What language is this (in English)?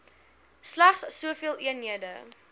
Afrikaans